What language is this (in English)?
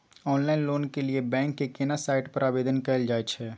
Maithili